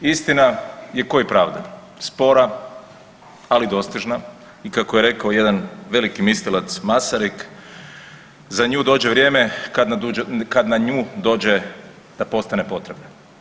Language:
Croatian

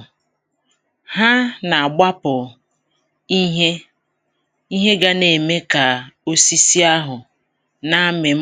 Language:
Igbo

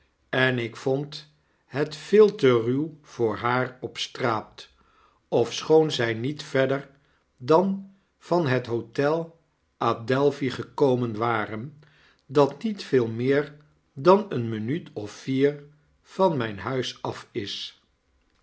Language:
Dutch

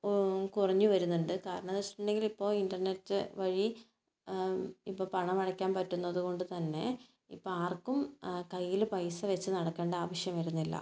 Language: Malayalam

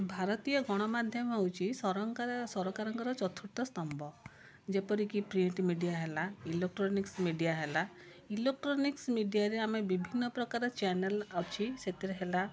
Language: Odia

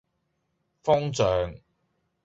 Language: Cantonese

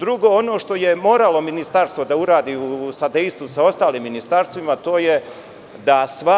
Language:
Serbian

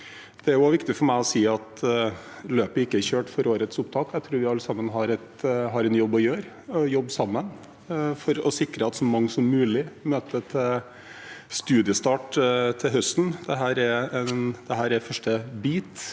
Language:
Norwegian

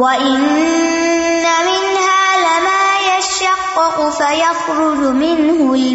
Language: Urdu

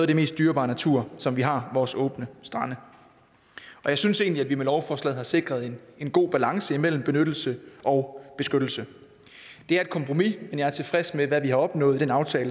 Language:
Danish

